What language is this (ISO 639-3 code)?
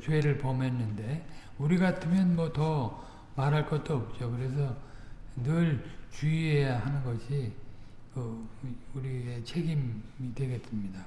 kor